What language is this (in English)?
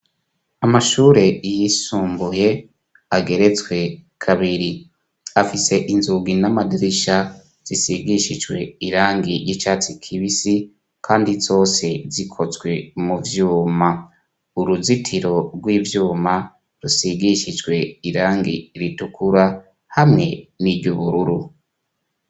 Rundi